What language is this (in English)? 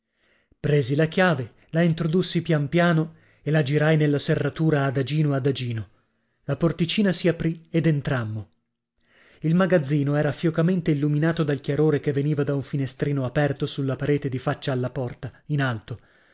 Italian